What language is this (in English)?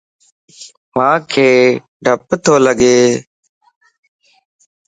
Lasi